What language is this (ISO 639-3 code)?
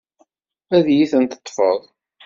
kab